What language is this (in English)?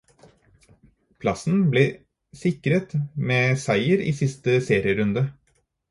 Norwegian Bokmål